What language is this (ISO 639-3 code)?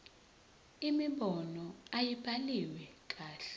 zul